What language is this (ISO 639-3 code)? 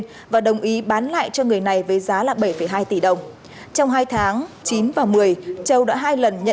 vie